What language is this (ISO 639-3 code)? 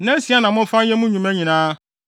aka